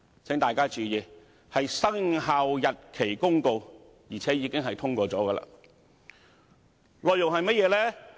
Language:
Cantonese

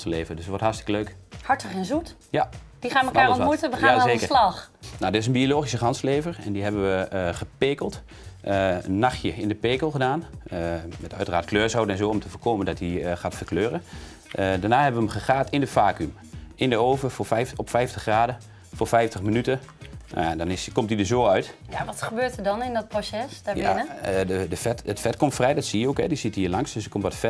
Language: Dutch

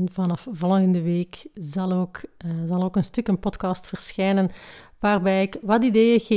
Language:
Dutch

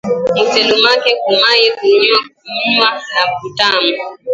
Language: Swahili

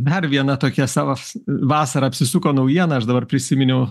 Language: Lithuanian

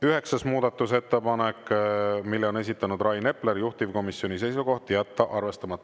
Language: Estonian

